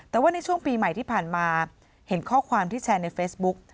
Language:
Thai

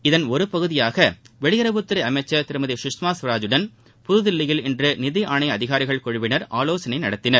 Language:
Tamil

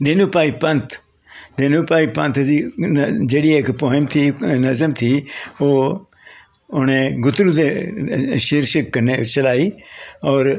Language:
Dogri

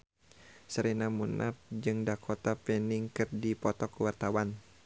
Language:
Sundanese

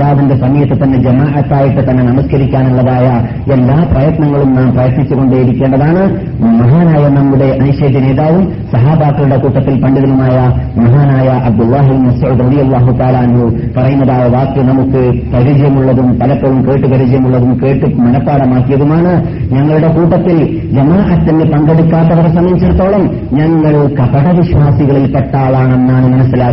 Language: Malayalam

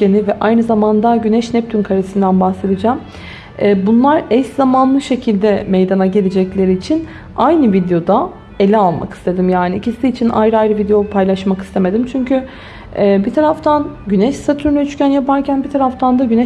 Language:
Turkish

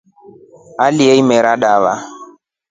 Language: Rombo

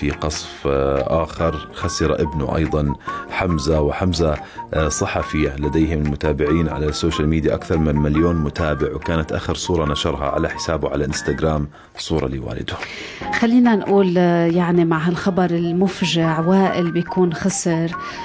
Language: Arabic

